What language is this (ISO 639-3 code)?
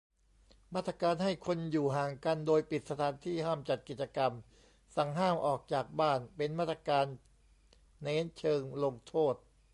tha